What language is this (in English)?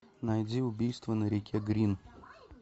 Russian